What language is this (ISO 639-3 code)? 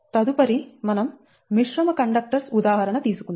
tel